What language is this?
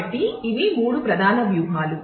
Telugu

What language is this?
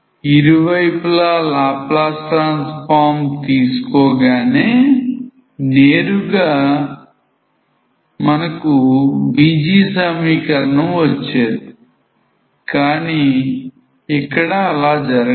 Telugu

